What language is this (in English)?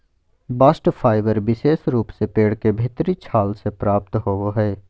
Magahi